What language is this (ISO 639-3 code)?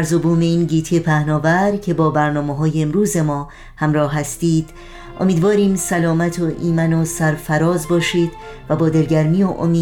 fas